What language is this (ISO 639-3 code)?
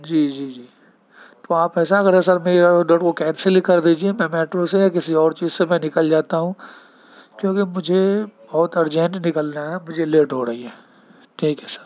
urd